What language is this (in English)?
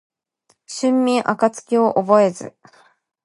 Japanese